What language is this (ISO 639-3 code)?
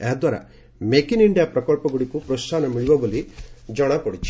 ori